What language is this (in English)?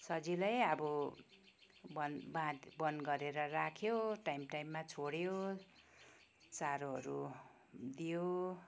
Nepali